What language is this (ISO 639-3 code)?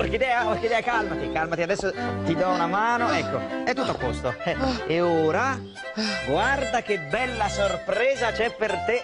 ita